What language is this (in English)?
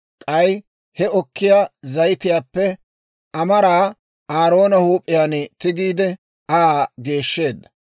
Dawro